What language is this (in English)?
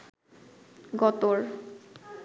Bangla